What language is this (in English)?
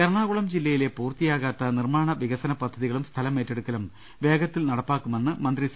Malayalam